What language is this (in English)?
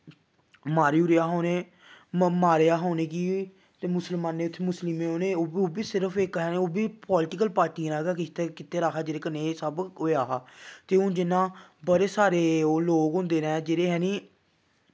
Dogri